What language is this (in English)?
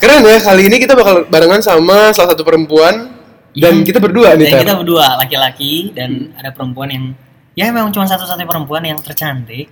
Indonesian